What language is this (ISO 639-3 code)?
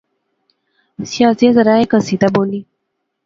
phr